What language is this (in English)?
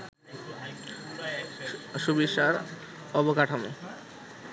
Bangla